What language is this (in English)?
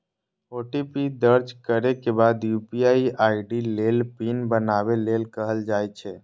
Maithili